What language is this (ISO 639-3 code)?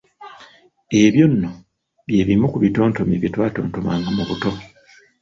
lug